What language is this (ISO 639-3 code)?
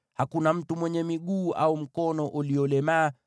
swa